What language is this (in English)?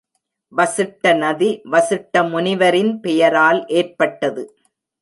Tamil